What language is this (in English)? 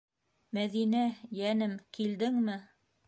Bashkir